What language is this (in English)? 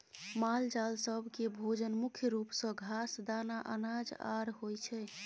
Maithili